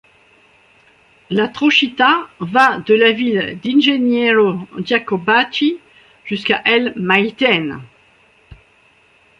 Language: French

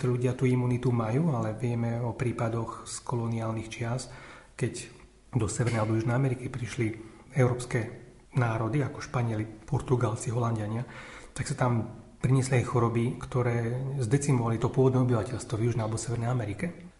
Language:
Slovak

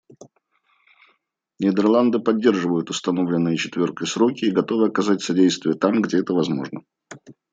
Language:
Russian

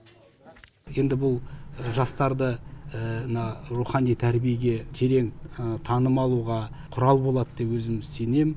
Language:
Kazakh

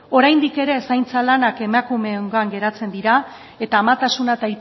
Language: Basque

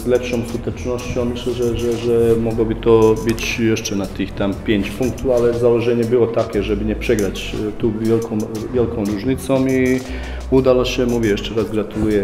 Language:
Polish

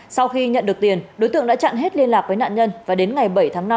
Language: Vietnamese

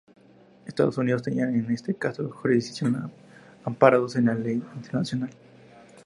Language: Spanish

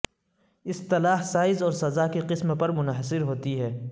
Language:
Urdu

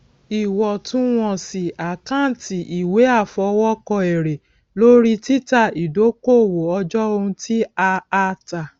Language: Yoruba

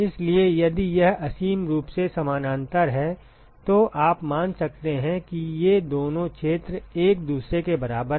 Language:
Hindi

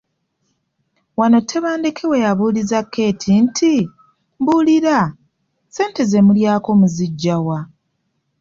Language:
Ganda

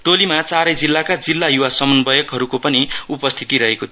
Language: Nepali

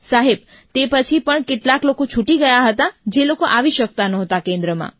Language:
Gujarati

